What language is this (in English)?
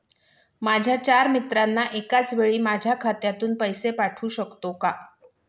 Marathi